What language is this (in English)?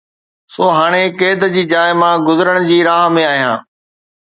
Sindhi